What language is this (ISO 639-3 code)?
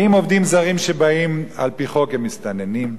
heb